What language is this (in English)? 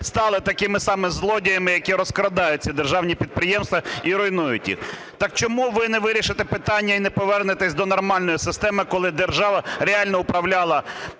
Ukrainian